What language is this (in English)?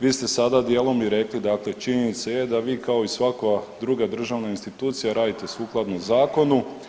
Croatian